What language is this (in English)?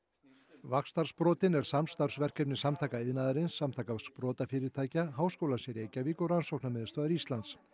Icelandic